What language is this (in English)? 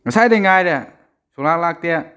Manipuri